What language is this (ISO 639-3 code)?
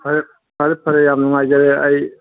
mni